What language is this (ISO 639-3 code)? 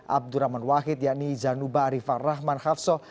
ind